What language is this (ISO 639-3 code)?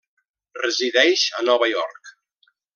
cat